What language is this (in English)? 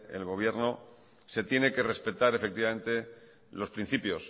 Spanish